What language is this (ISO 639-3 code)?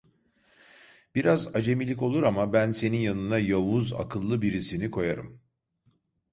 tur